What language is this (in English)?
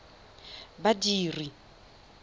Tswana